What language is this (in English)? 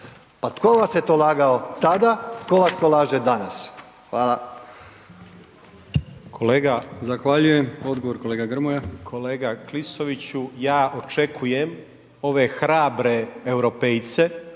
Croatian